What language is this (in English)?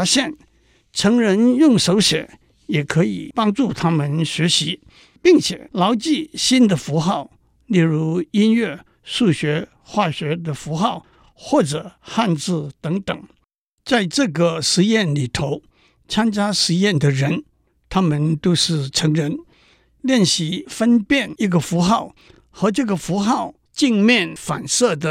Chinese